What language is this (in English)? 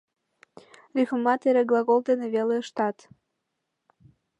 Mari